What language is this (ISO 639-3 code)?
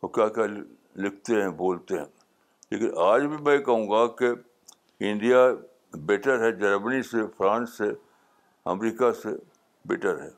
urd